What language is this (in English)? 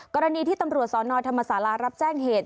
Thai